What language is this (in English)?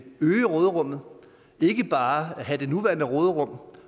Danish